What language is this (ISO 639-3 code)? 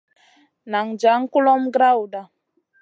mcn